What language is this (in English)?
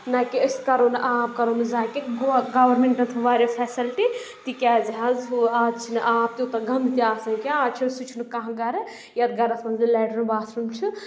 Kashmiri